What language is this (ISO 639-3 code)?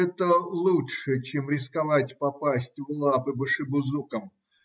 rus